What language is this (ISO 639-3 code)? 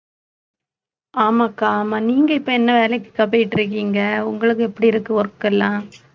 tam